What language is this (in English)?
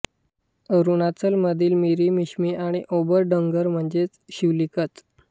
Marathi